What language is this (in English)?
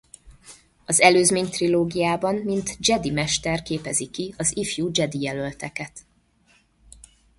Hungarian